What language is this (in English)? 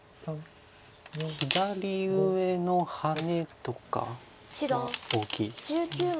Japanese